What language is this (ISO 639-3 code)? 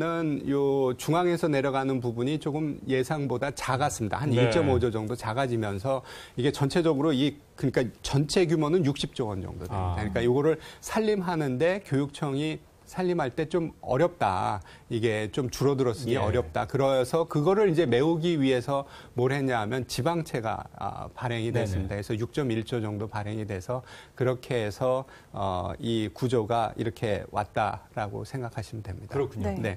kor